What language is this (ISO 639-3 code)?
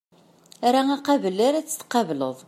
kab